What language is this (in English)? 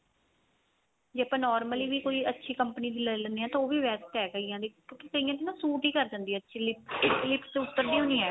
Punjabi